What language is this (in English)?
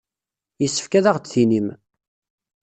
Kabyle